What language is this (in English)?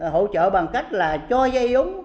Vietnamese